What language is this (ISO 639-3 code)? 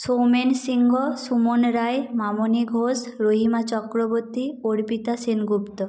ben